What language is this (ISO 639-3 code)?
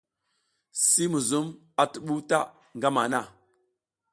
giz